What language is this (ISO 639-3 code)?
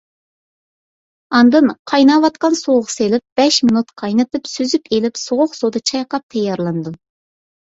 uig